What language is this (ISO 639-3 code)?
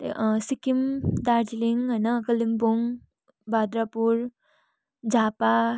nep